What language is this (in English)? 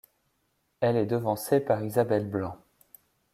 French